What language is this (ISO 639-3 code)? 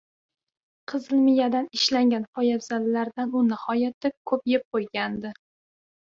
uzb